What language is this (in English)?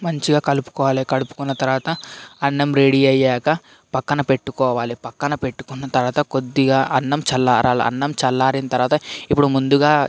Telugu